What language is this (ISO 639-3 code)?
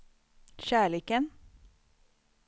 swe